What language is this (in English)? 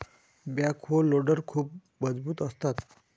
Marathi